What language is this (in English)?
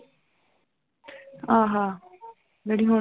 Punjabi